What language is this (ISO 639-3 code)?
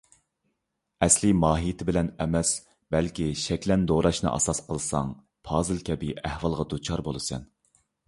uig